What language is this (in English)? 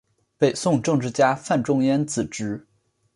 Chinese